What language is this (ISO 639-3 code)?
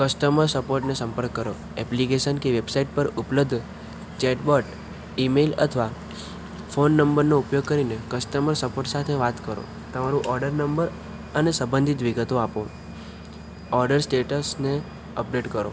guj